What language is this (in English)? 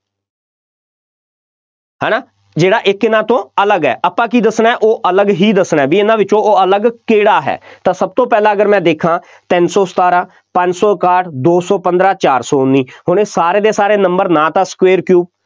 Punjabi